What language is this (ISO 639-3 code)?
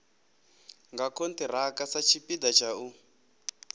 ven